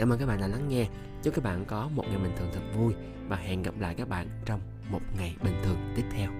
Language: Vietnamese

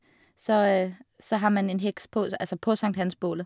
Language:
Norwegian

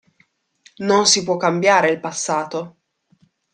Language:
Italian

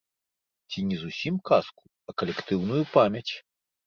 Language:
Belarusian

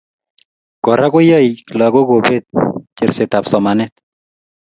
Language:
Kalenjin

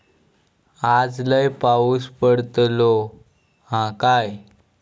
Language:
Marathi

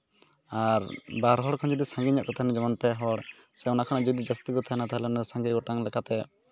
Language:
Santali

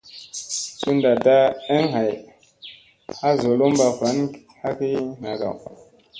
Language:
Musey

